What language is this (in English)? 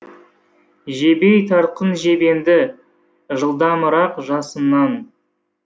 Kazakh